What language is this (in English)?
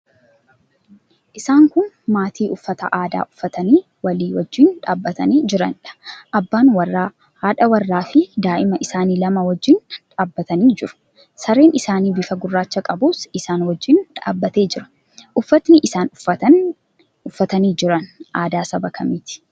Oromo